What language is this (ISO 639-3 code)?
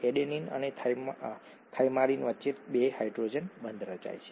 guj